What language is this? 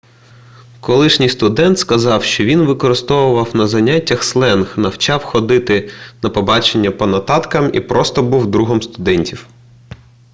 Ukrainian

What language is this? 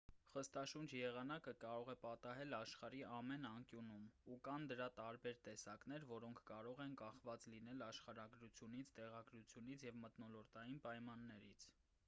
Armenian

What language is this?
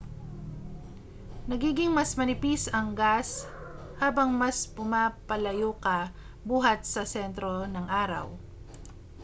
Filipino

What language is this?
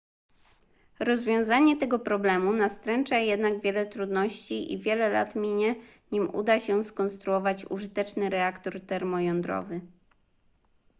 Polish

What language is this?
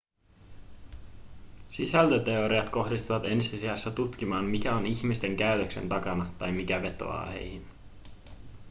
Finnish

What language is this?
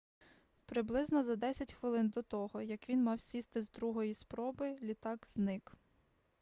Ukrainian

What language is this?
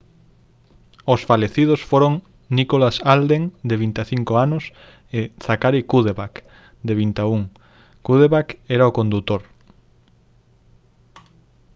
Galician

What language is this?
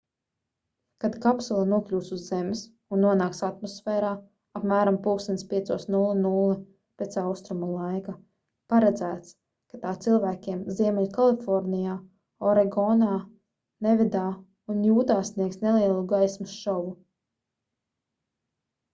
Latvian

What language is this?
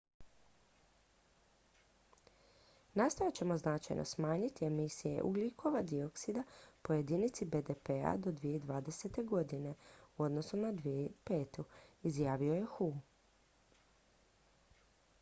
Croatian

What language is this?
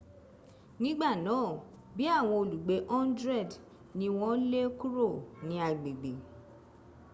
Yoruba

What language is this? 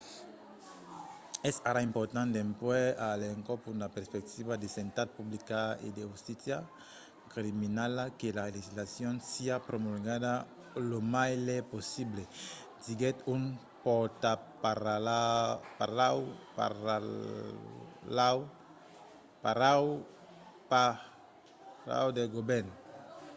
Occitan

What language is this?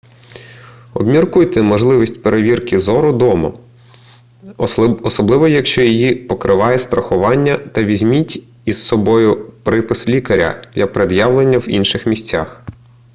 Ukrainian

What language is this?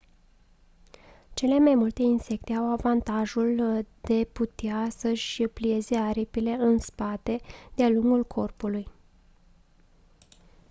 Romanian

